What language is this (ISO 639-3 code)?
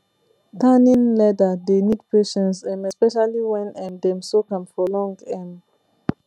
pcm